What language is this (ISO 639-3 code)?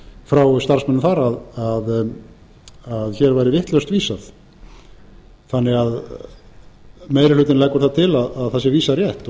isl